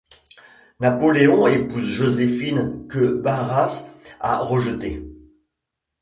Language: French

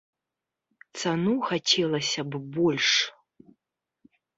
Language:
Belarusian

